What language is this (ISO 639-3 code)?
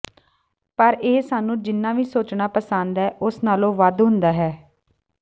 pan